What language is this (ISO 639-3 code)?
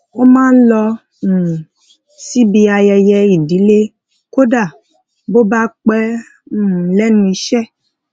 yor